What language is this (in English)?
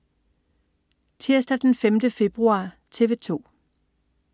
Danish